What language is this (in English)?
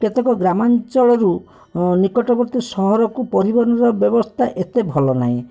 Odia